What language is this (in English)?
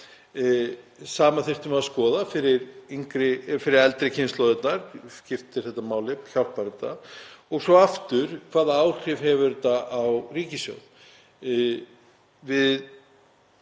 Icelandic